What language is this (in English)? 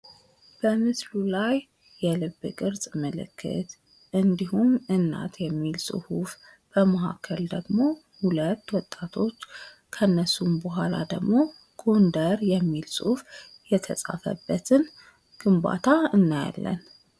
Amharic